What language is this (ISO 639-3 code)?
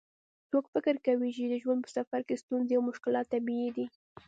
pus